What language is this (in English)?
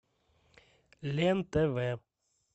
Russian